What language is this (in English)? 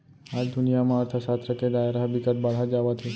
Chhattisgarhi